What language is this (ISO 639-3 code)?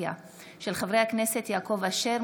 heb